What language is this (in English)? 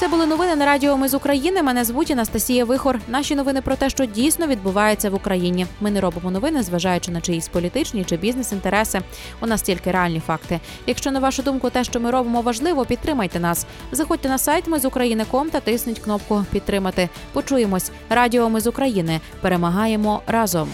Ukrainian